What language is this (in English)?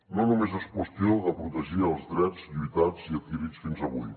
Catalan